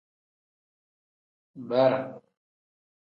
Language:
Tem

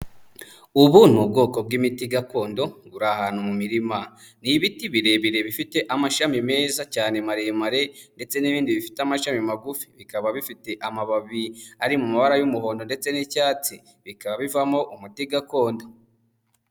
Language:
Kinyarwanda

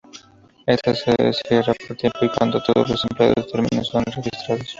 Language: Spanish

